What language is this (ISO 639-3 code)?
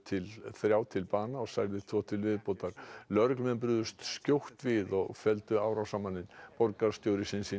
isl